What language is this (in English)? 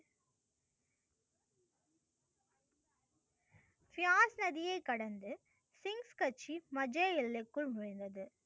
Tamil